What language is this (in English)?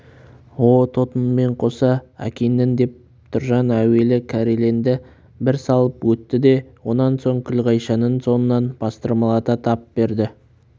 Kazakh